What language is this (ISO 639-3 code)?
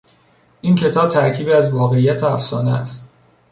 fas